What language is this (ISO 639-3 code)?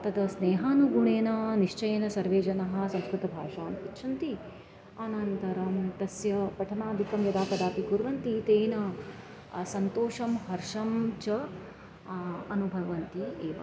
san